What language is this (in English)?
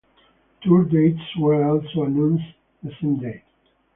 English